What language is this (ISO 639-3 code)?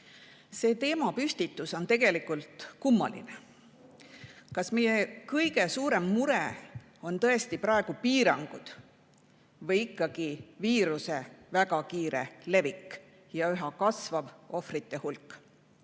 est